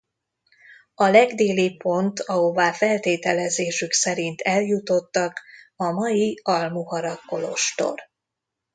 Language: Hungarian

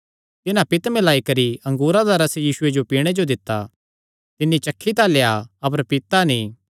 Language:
Kangri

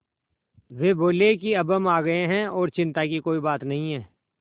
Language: Hindi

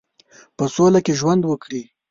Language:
Pashto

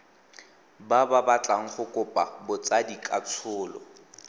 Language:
Tswana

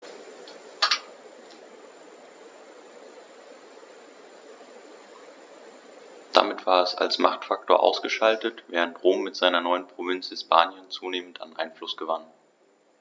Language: German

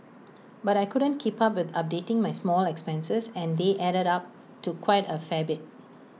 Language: English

